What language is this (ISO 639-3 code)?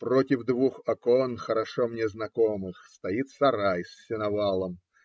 rus